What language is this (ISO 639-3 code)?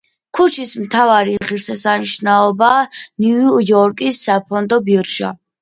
kat